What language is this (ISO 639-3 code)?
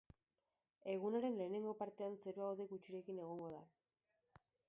eus